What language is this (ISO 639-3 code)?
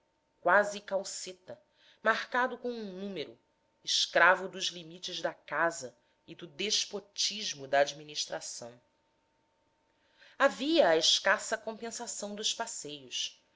por